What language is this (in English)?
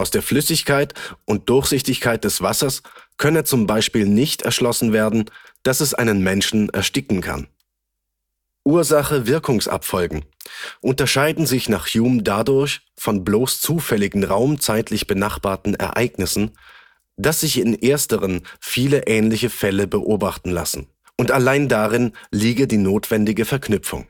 German